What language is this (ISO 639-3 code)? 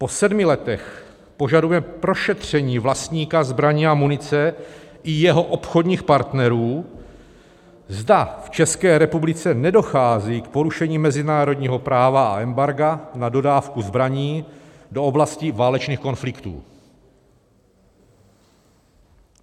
ces